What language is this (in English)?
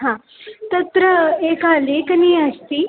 Sanskrit